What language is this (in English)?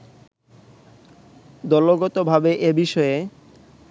Bangla